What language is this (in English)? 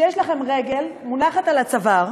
Hebrew